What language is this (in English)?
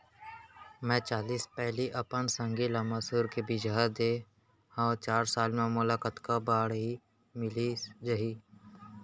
Chhattisgarhi